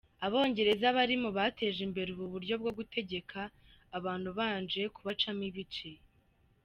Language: Kinyarwanda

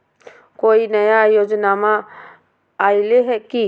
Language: Magahi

